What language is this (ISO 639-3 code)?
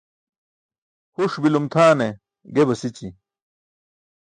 bsk